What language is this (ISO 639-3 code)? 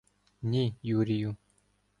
ukr